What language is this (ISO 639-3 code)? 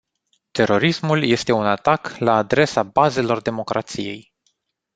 ron